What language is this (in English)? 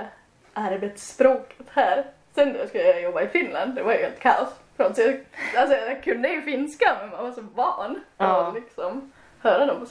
Swedish